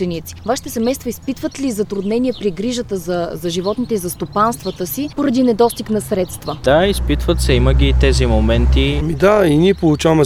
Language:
Bulgarian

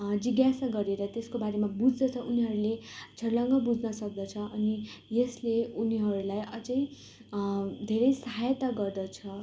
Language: Nepali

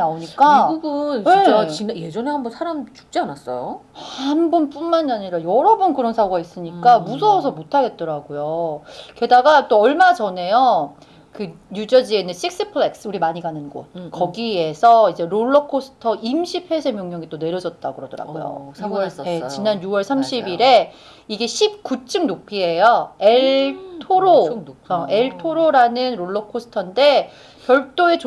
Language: Korean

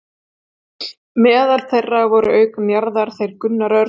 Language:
Icelandic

